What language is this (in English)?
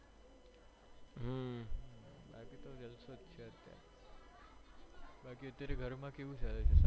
Gujarati